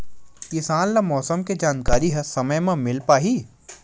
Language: Chhattisgarhi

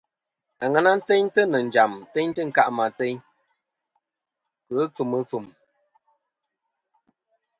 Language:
Kom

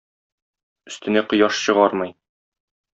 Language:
Tatar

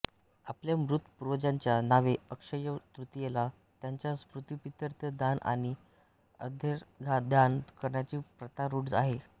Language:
Marathi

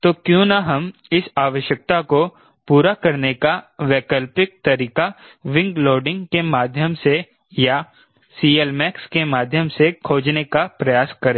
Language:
Hindi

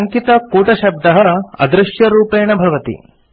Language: Sanskrit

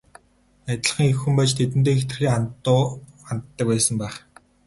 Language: Mongolian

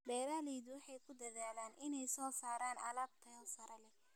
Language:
Somali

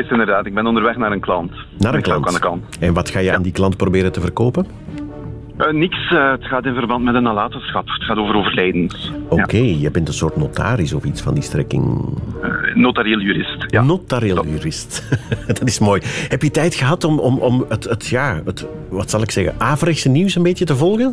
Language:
Dutch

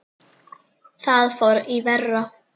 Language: Icelandic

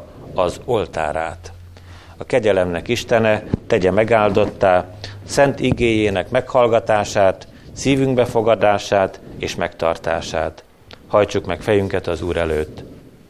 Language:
Hungarian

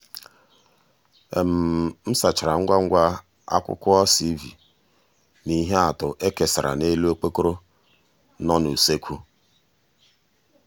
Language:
Igbo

